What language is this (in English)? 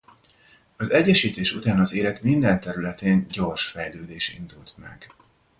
Hungarian